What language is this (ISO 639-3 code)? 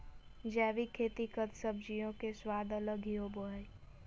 mag